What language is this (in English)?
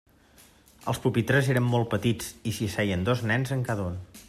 Catalan